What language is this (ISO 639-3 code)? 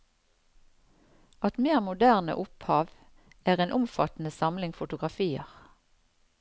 nor